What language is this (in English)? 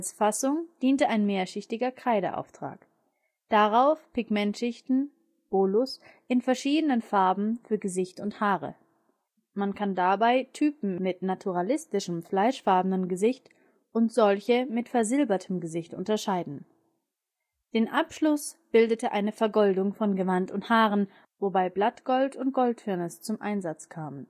German